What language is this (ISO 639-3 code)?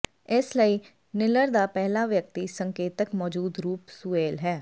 pan